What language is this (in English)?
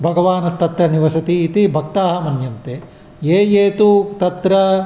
Sanskrit